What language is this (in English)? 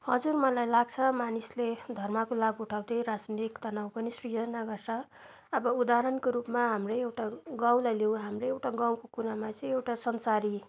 Nepali